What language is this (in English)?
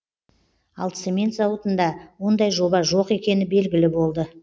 Kazakh